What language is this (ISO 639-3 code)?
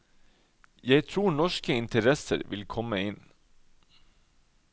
nor